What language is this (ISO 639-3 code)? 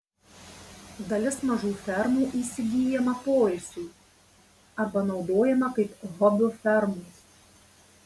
lit